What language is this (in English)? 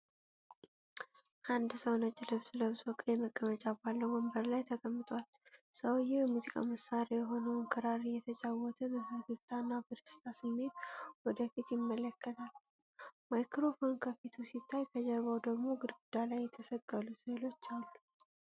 Amharic